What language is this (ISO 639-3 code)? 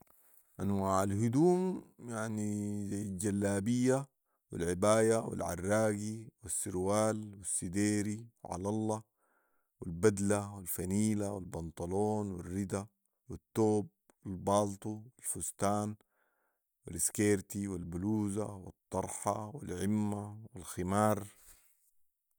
apd